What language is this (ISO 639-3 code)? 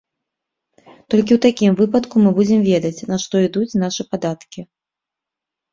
bel